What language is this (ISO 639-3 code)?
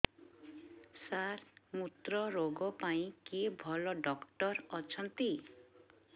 ori